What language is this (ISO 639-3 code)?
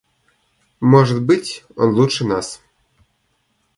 rus